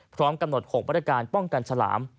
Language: Thai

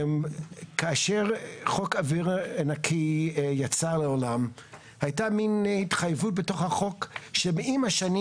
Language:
Hebrew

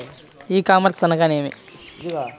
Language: Telugu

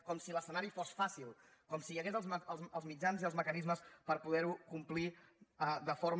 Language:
Catalan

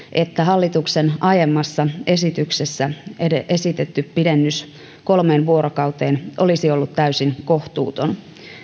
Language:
Finnish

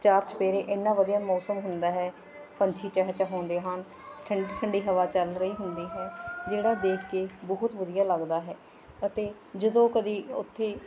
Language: Punjabi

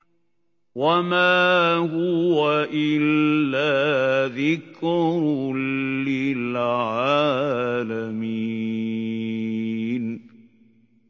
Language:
Arabic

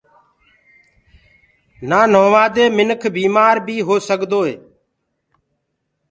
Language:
Gurgula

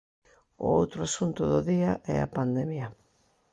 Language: Galician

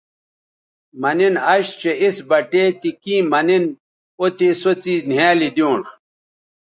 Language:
Bateri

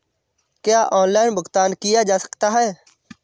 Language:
Hindi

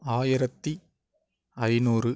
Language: Tamil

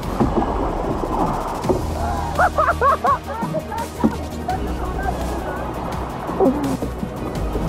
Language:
French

